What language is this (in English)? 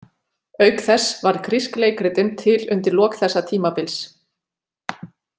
Icelandic